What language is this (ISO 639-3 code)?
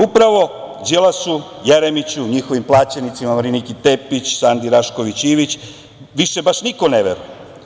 srp